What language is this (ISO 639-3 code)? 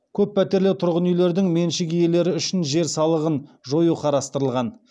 kaz